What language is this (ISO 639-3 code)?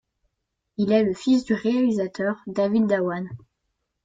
fra